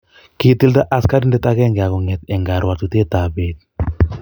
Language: Kalenjin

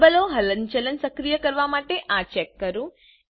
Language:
Gujarati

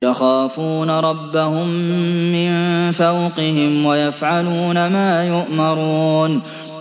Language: Arabic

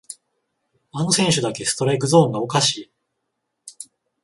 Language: Japanese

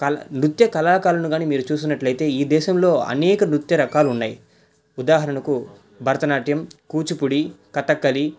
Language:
Telugu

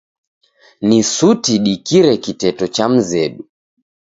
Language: Taita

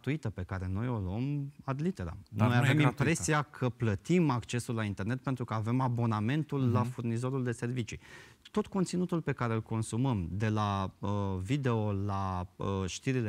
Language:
Romanian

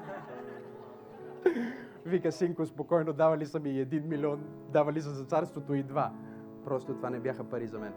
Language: Bulgarian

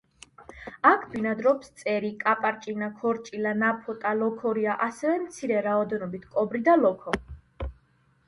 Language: Georgian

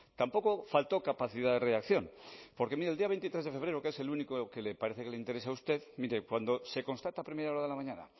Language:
Spanish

